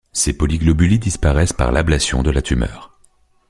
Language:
French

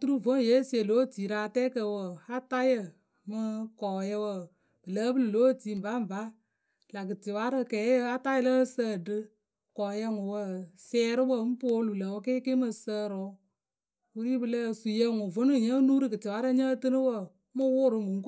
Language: Akebu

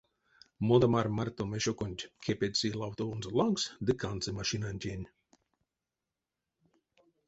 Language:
Erzya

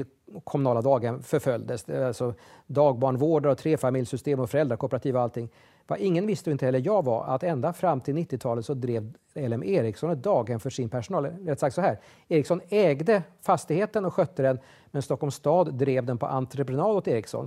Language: Swedish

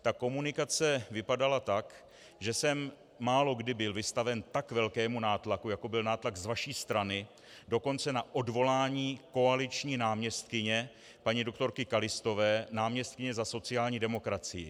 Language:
Czech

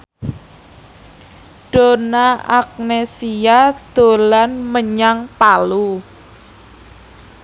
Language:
Javanese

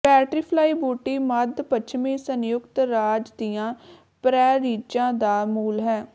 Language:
Punjabi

